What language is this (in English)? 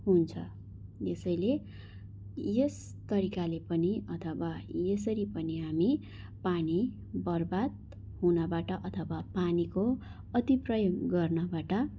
Nepali